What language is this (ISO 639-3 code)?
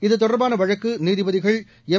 tam